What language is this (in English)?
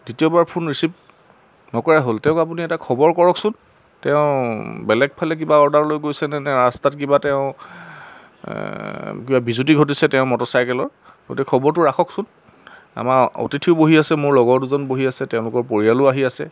Assamese